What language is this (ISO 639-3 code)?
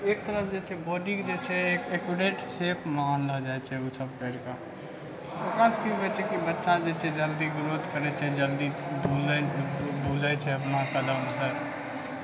mai